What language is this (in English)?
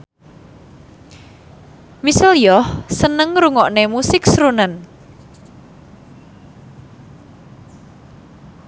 Javanese